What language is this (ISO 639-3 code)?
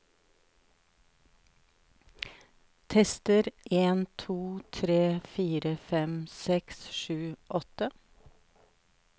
nor